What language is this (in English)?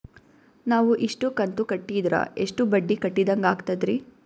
Kannada